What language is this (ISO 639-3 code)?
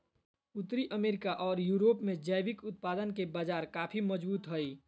mag